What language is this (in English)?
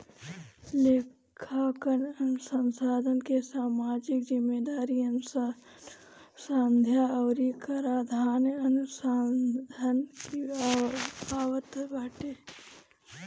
Bhojpuri